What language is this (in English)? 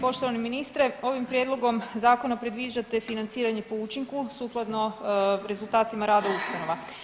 Croatian